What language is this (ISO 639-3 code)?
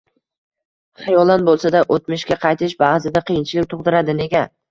uzb